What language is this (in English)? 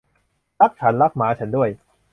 Thai